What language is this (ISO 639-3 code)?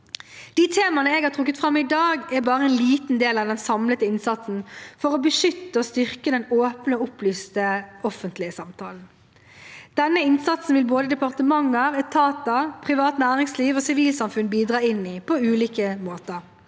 nor